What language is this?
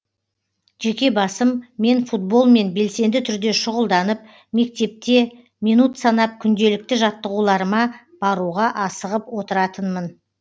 Kazakh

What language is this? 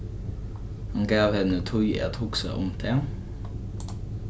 Faroese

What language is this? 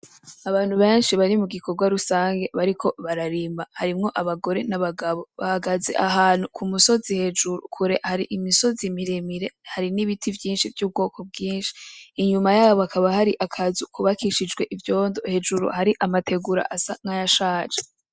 Rundi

